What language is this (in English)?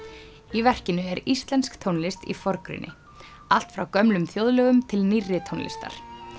Icelandic